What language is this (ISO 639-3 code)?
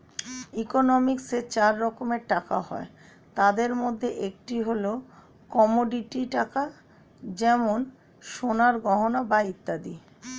ben